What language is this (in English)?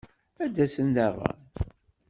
Kabyle